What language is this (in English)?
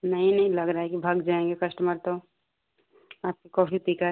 Hindi